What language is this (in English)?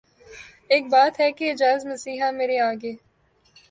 Urdu